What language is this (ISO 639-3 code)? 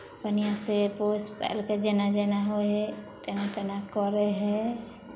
mai